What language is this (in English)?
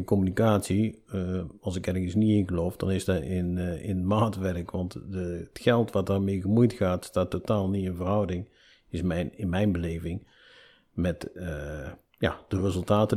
Dutch